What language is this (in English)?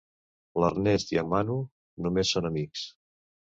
Catalan